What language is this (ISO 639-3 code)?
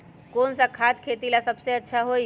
mag